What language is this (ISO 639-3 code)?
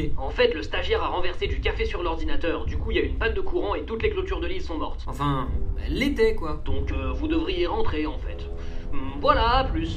fra